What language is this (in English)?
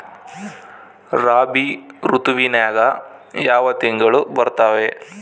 Kannada